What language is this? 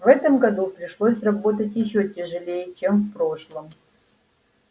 Russian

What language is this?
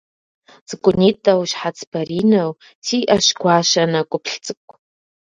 Kabardian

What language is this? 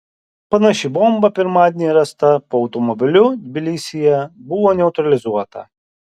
Lithuanian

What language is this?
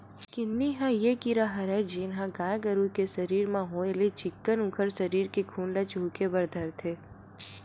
Chhattisgarhi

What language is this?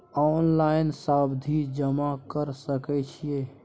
Maithili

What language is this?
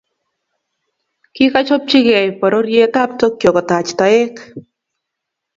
Kalenjin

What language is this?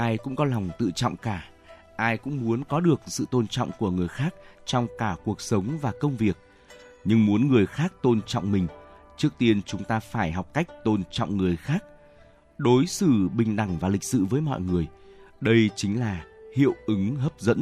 Vietnamese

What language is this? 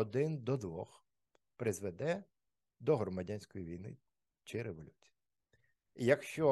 Ukrainian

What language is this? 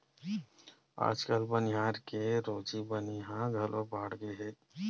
Chhattisgarhi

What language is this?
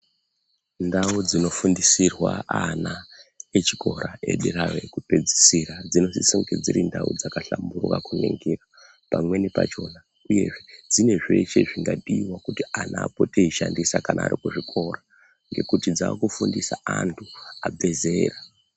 Ndau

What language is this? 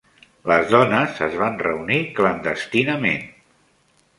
Catalan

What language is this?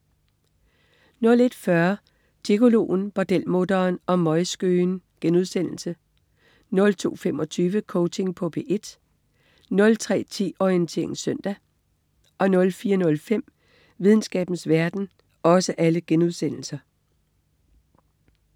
Danish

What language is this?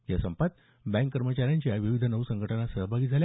Marathi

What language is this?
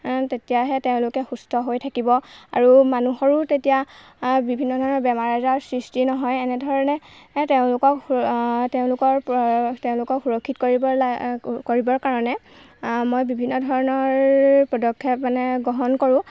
Assamese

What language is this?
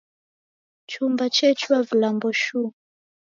Taita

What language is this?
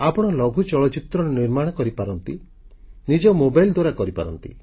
Odia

